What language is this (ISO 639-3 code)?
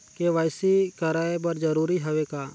hne